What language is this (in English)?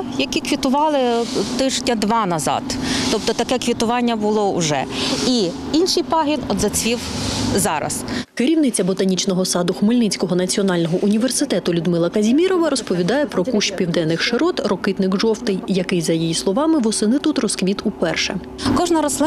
Ukrainian